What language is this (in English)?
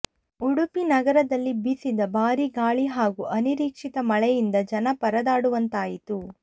Kannada